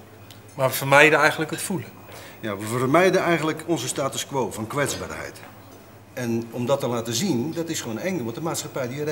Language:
Dutch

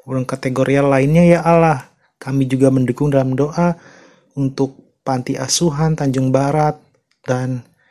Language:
Indonesian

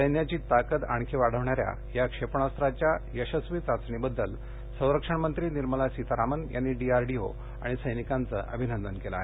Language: Marathi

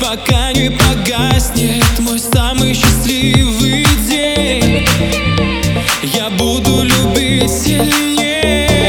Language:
Russian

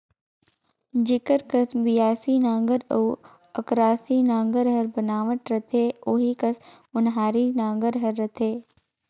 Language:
Chhattisgarhi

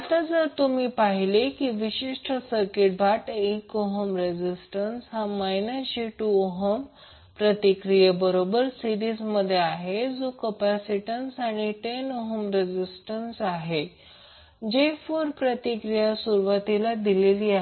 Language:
Marathi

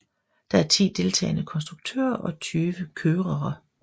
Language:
Danish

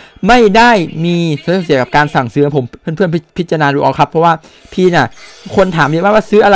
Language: Thai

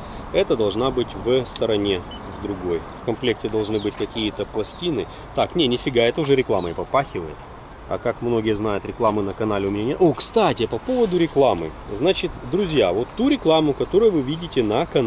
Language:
Russian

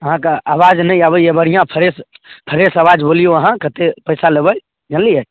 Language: Maithili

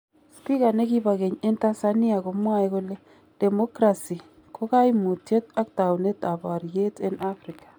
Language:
Kalenjin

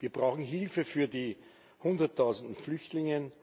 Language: German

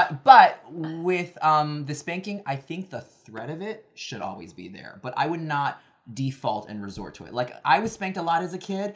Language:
English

